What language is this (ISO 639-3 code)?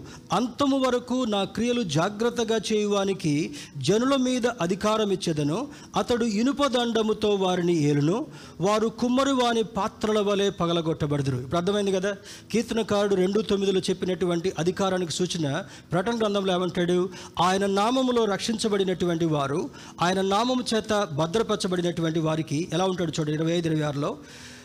tel